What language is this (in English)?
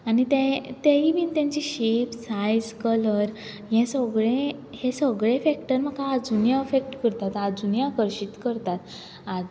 Konkani